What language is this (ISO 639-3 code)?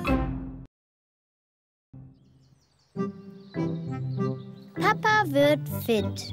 deu